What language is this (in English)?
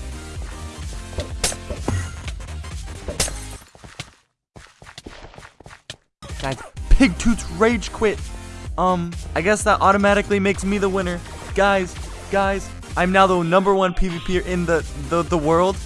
English